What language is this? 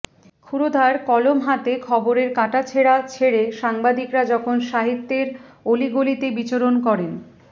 Bangla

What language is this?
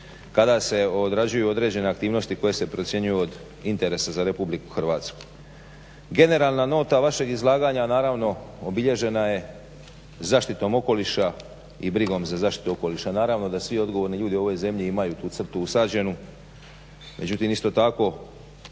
Croatian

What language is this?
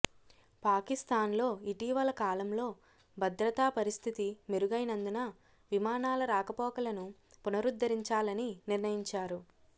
Telugu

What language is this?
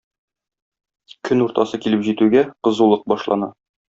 Tatar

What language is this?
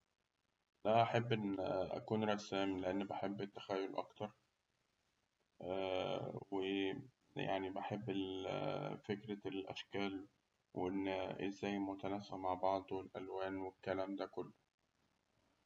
Egyptian Arabic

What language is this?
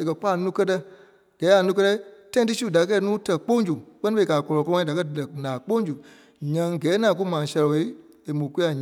Kpelle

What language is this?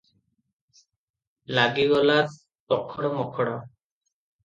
Odia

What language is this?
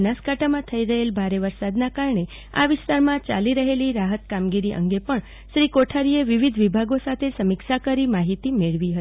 Gujarati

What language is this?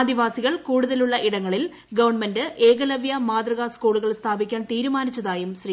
Malayalam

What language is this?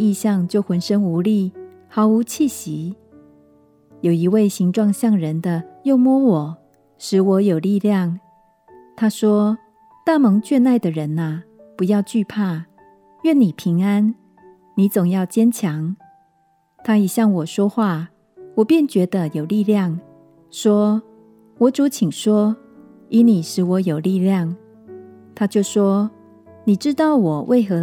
Chinese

